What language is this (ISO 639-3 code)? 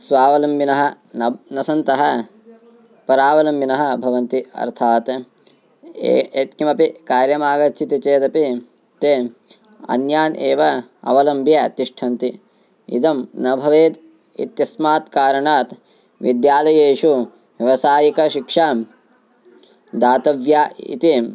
san